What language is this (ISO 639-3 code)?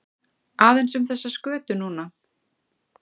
isl